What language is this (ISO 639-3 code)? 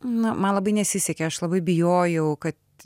lit